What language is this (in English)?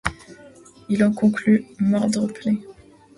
French